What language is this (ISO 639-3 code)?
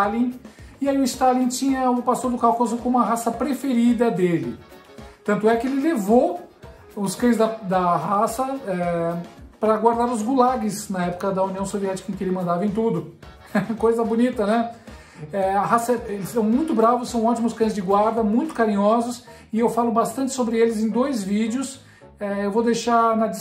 por